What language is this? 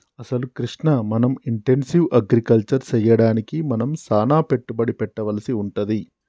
Telugu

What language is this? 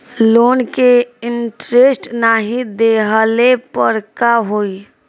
Bhojpuri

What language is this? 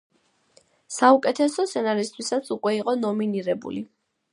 Georgian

